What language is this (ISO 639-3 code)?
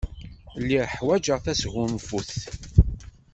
kab